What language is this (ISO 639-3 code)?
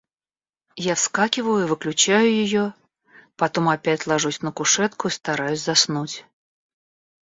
rus